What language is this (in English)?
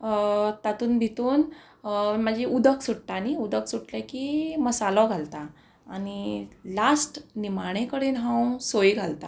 Konkani